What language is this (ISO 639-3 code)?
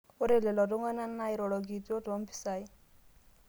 mas